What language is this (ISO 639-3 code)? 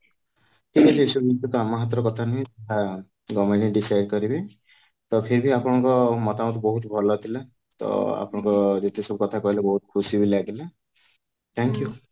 ori